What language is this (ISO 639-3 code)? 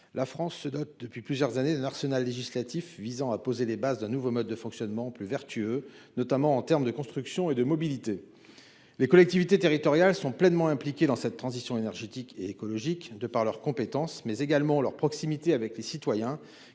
fra